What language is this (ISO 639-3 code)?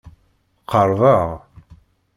kab